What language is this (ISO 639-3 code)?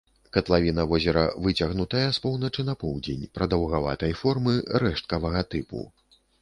bel